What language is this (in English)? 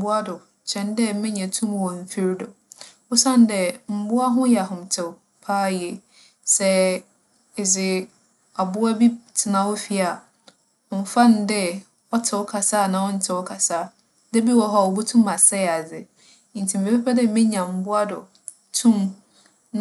Akan